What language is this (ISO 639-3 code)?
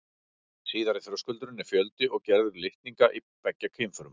isl